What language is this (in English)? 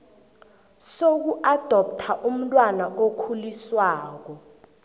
South Ndebele